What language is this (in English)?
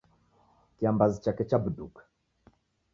Taita